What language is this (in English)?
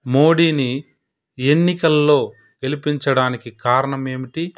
Telugu